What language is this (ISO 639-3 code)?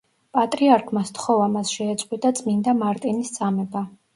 kat